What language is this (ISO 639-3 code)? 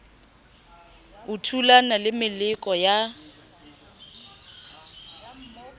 sot